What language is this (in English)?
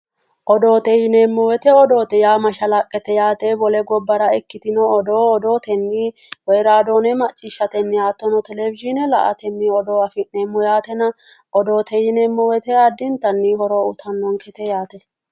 Sidamo